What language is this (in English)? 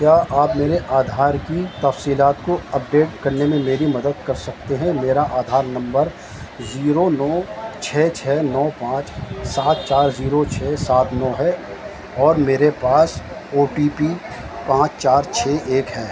Urdu